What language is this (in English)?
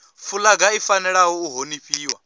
Venda